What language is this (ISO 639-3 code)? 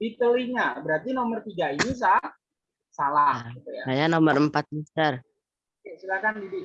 ind